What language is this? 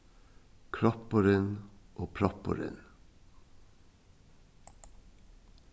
Faroese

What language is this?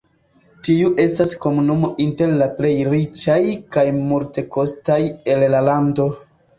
Esperanto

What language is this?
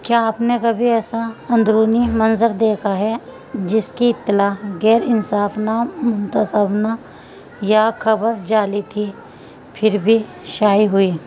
Urdu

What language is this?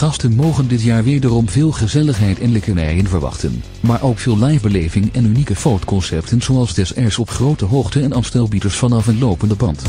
Dutch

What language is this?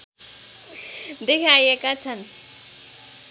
Nepali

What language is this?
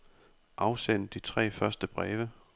Danish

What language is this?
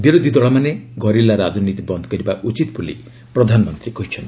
Odia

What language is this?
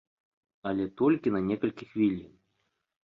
Belarusian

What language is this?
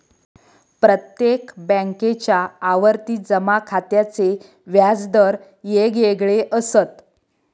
Marathi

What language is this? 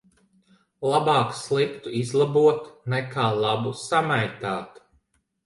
Latvian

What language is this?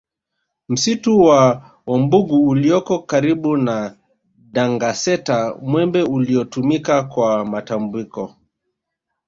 Swahili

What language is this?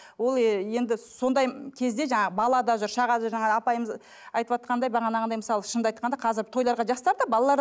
Kazakh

